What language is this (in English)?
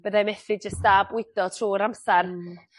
Welsh